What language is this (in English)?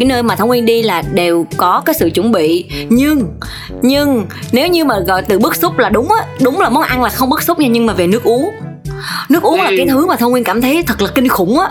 Vietnamese